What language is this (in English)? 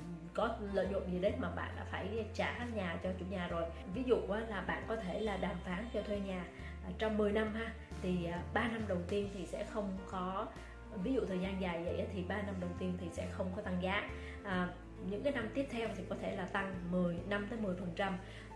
Vietnamese